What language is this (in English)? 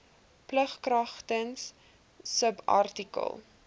Afrikaans